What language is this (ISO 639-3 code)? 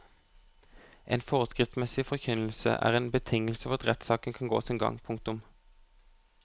nor